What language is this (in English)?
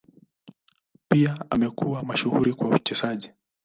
Swahili